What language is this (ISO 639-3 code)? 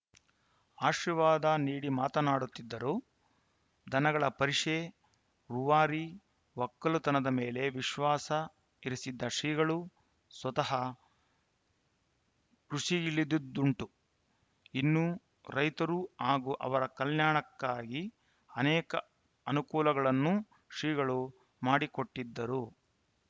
kan